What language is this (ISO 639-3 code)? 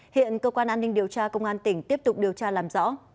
vie